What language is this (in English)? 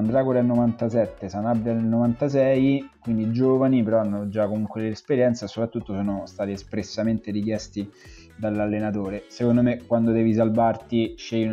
Italian